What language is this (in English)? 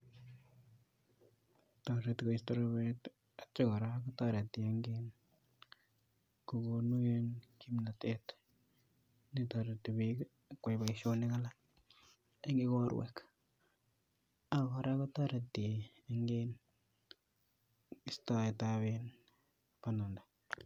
Kalenjin